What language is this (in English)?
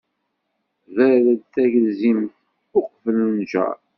Kabyle